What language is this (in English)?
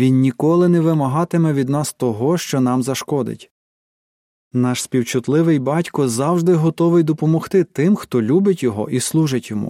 Ukrainian